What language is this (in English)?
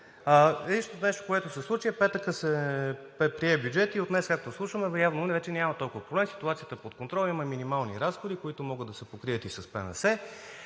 Bulgarian